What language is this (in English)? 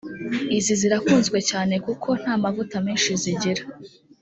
Kinyarwanda